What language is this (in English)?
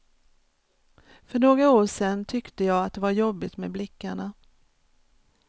Swedish